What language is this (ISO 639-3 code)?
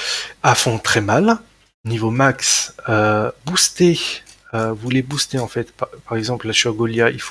fra